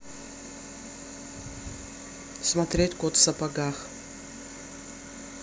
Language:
Russian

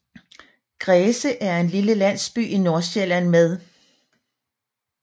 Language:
Danish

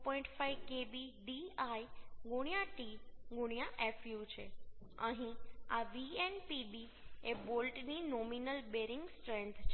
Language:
Gujarati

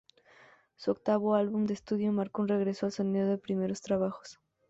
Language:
Spanish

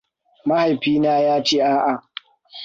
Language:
Hausa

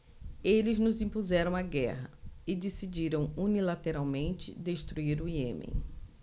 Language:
Portuguese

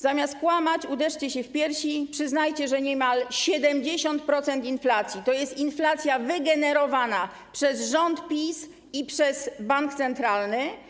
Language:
Polish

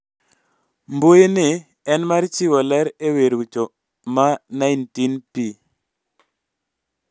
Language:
Luo (Kenya and Tanzania)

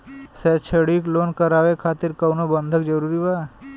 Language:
Bhojpuri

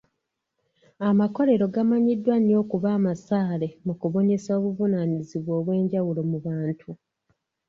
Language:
Ganda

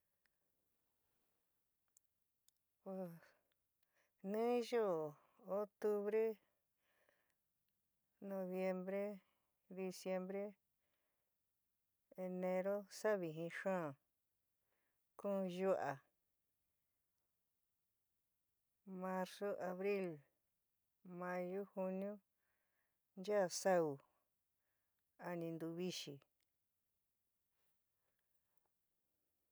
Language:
San Miguel El Grande Mixtec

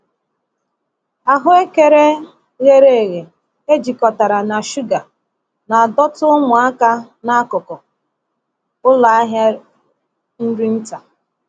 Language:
Igbo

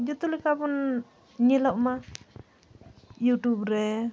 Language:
Santali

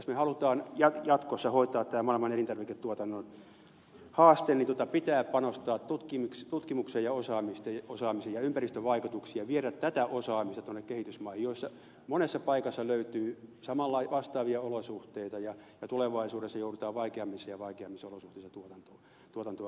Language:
Finnish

